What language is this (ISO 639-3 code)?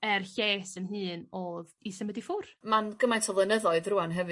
cym